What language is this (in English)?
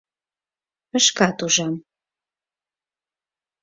Mari